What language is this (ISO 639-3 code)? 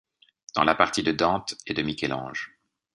fra